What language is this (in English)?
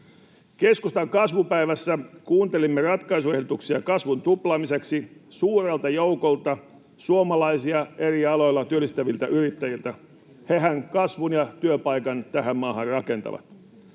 Finnish